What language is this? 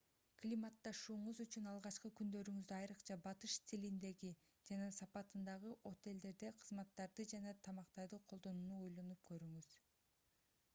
Kyrgyz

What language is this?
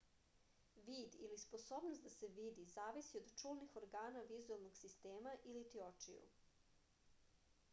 Serbian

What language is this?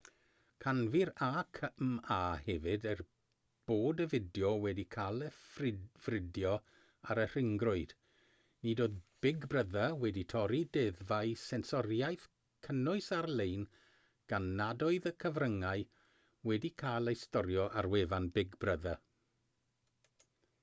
Welsh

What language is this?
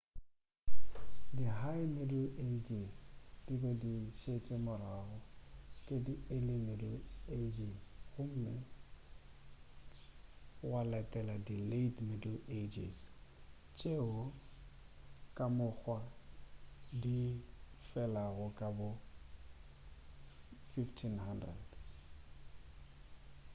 Northern Sotho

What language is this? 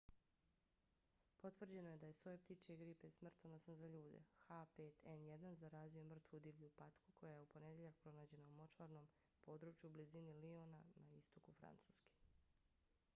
Bosnian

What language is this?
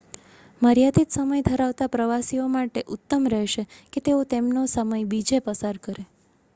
Gujarati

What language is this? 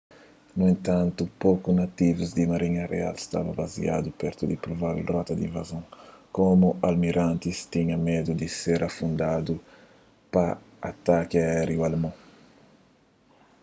Kabuverdianu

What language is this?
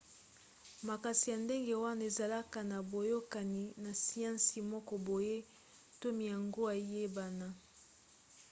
Lingala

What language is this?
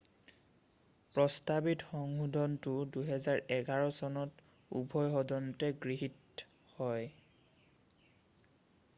Assamese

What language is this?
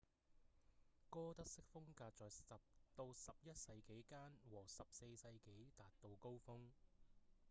Cantonese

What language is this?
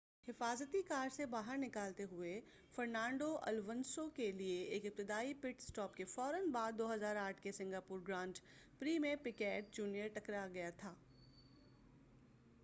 Urdu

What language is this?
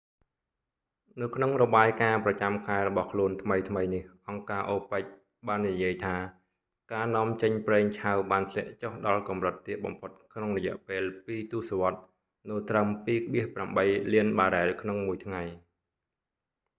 Khmer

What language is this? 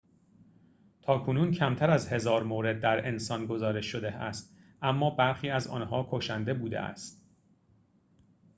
Persian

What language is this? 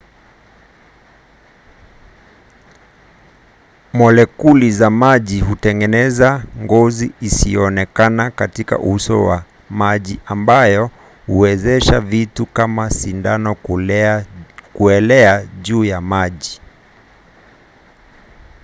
Swahili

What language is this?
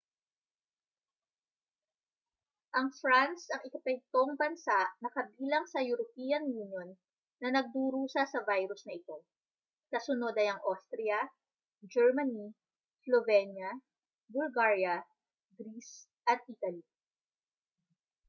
Filipino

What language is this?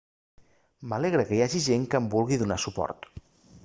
Catalan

